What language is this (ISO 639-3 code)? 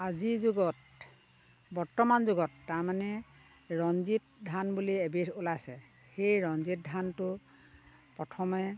asm